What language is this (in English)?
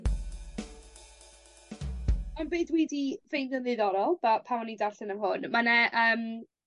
Welsh